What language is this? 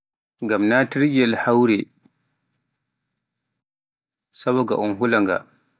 Pular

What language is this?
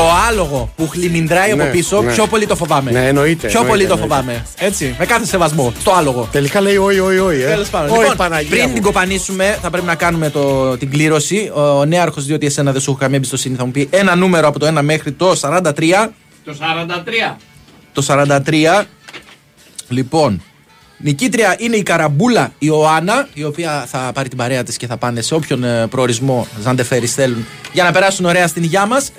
Greek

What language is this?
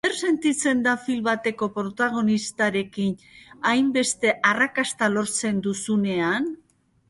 Basque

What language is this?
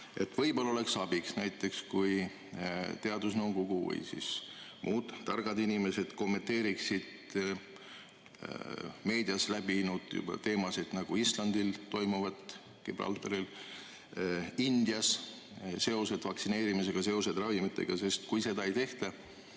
Estonian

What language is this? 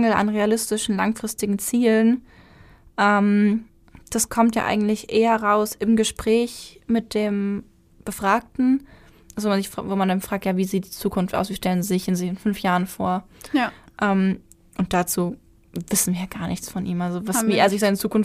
German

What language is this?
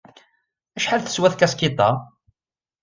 Kabyle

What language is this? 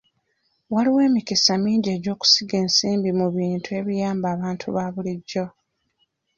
Ganda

